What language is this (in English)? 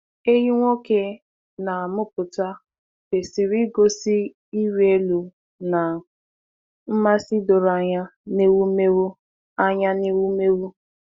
Igbo